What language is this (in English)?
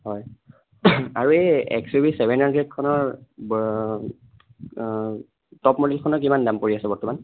Assamese